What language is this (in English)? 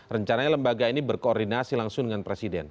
Indonesian